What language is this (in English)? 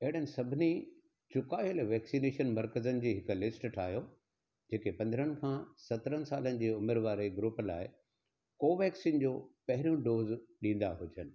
Sindhi